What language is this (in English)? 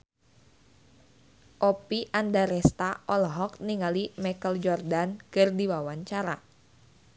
Sundanese